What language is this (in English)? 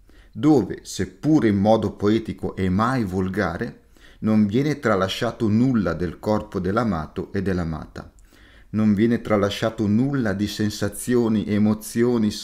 Italian